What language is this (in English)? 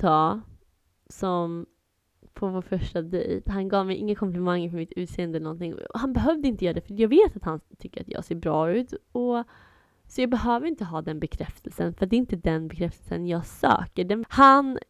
Swedish